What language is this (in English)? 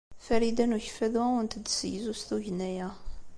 Kabyle